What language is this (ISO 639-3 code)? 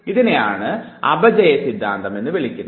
mal